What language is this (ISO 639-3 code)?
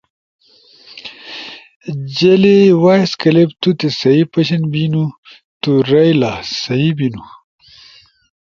ush